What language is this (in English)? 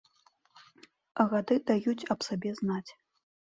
Belarusian